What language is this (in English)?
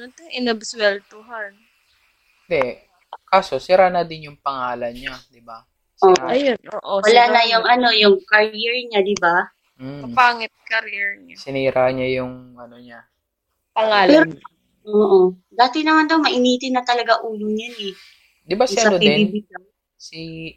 Filipino